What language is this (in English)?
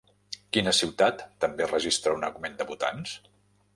Catalan